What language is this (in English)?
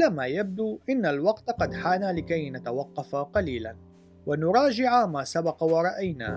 Arabic